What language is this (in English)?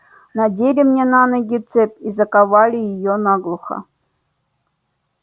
Russian